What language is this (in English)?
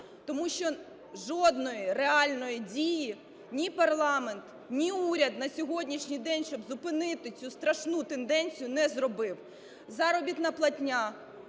Ukrainian